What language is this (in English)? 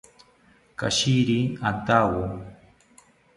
South Ucayali Ashéninka